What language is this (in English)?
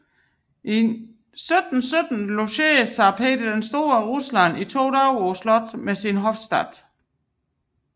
Danish